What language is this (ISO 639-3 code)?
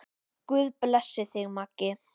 isl